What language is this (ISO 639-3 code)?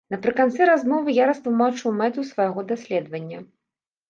bel